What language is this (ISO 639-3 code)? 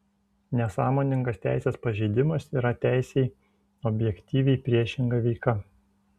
lit